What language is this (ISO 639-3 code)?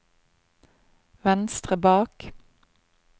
nor